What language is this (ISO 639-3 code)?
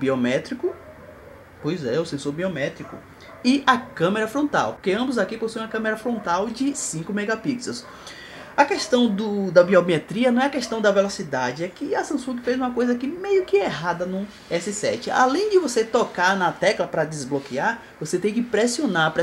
por